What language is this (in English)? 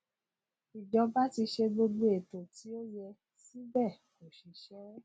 Yoruba